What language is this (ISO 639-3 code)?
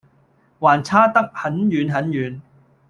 yue